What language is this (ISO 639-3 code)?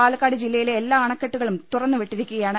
mal